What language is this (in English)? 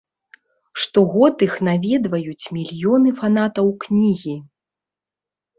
Belarusian